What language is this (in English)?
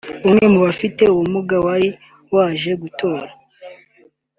Kinyarwanda